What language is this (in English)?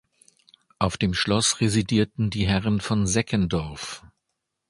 German